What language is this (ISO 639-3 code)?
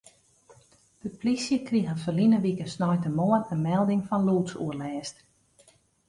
fry